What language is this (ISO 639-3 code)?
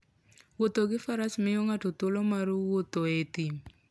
luo